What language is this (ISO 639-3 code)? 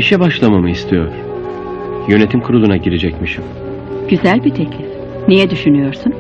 tur